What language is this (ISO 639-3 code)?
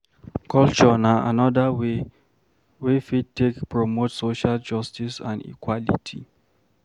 pcm